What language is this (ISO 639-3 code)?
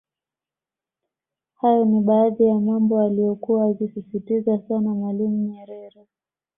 swa